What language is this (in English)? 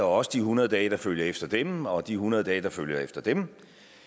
Danish